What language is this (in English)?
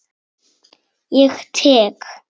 Icelandic